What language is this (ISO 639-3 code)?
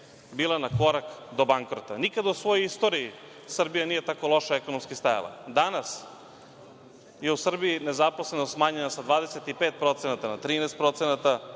srp